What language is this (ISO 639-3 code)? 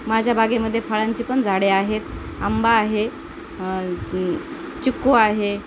mar